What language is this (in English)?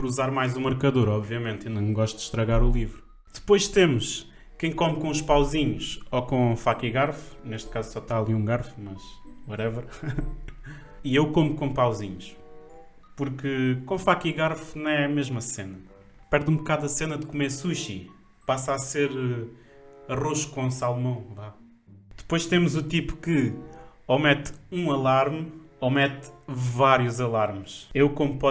Portuguese